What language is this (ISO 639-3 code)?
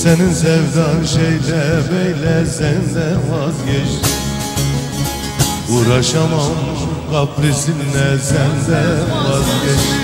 tur